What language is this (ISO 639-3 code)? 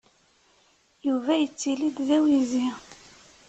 kab